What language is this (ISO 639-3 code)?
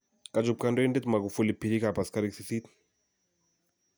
kln